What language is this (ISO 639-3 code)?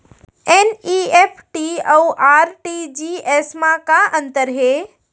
hne